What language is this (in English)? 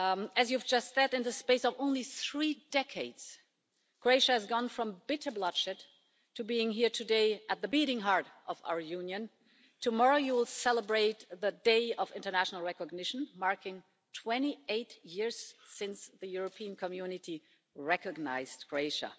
English